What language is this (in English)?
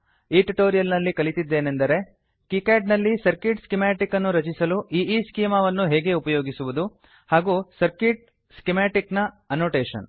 Kannada